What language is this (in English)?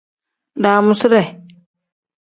Tem